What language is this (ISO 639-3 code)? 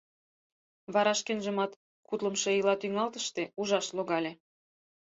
chm